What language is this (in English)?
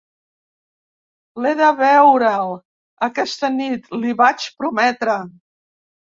Catalan